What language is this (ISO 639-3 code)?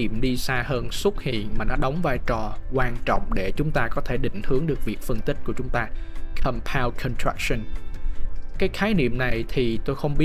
vie